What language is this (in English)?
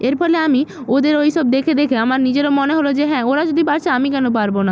Bangla